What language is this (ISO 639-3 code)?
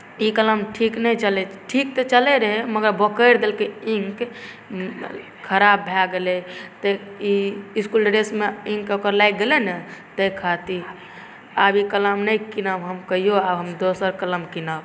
mai